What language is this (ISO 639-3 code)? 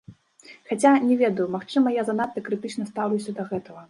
bel